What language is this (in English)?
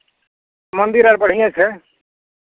Maithili